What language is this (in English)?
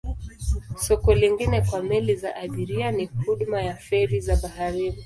Swahili